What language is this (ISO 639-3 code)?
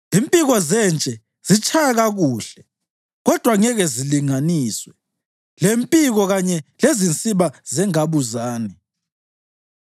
nde